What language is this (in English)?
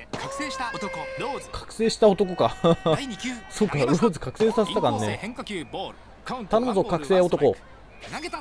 Japanese